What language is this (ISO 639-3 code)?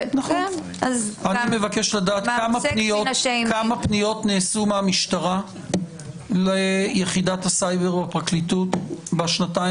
heb